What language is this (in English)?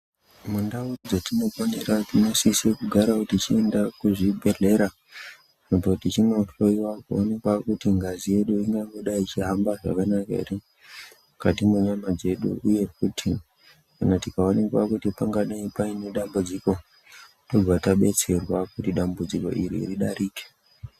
Ndau